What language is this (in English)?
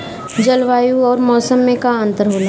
Bhojpuri